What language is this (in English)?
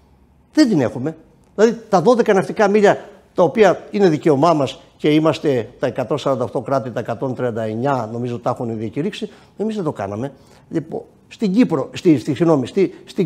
Greek